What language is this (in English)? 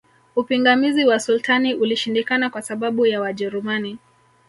Swahili